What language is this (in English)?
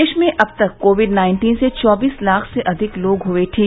Hindi